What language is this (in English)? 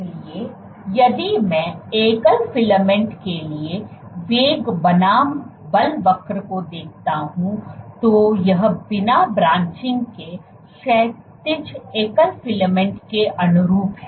Hindi